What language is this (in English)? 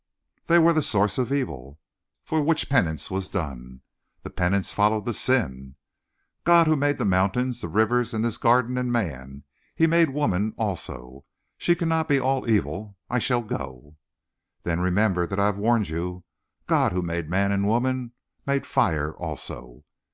English